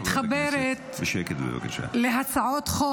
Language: Hebrew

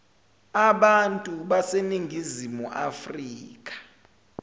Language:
Zulu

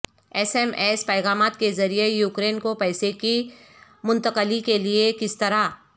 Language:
Urdu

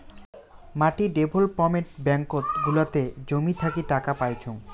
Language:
Bangla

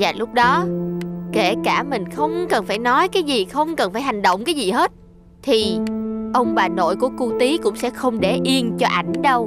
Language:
Vietnamese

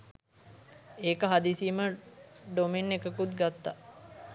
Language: Sinhala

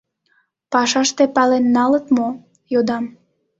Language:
Mari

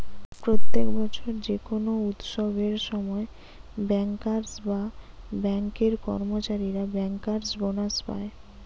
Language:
Bangla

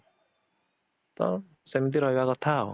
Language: Odia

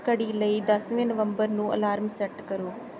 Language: Punjabi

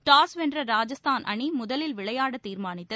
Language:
Tamil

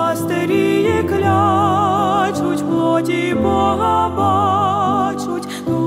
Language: Ukrainian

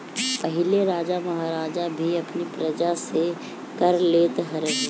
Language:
Bhojpuri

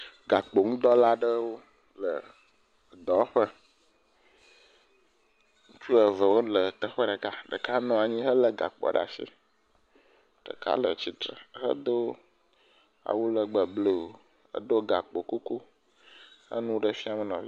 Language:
Ewe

